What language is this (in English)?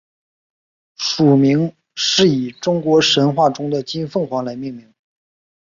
Chinese